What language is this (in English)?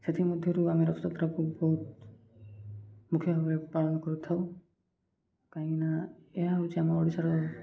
Odia